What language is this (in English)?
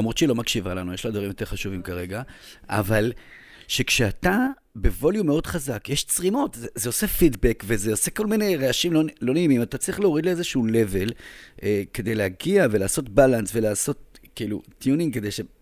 Hebrew